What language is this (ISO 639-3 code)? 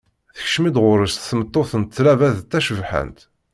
kab